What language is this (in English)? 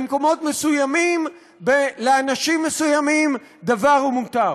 Hebrew